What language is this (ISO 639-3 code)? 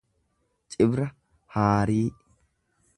orm